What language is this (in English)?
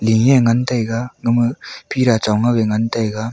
Wancho Naga